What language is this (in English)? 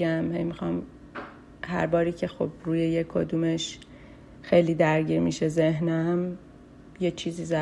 Persian